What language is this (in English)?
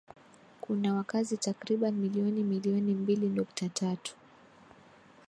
Swahili